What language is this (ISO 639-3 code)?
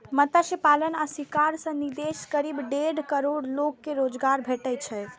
mai